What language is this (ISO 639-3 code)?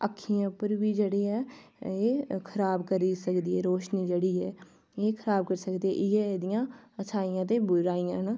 doi